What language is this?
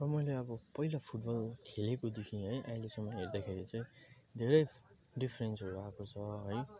Nepali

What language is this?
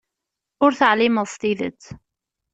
Kabyle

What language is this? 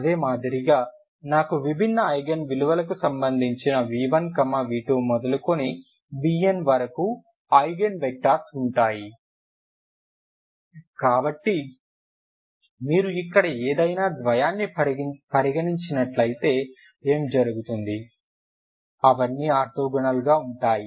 Telugu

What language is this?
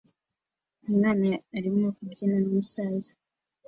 Kinyarwanda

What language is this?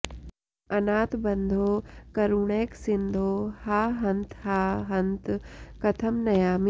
Sanskrit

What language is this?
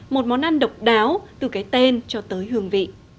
Vietnamese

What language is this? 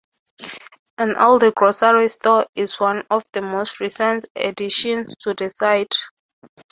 English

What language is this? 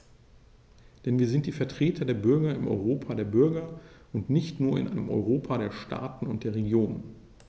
German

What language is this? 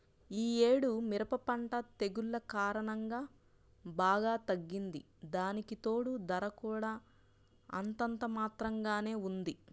Telugu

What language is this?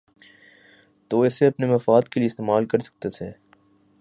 Urdu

